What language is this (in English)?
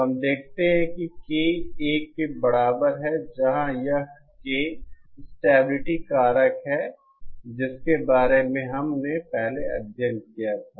Hindi